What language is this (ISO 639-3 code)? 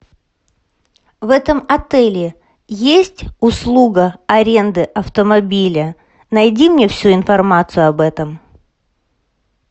rus